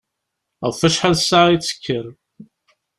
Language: Kabyle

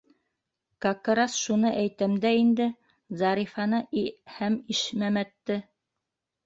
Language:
Bashkir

